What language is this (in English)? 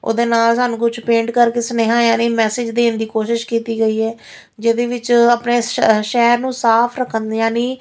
Punjabi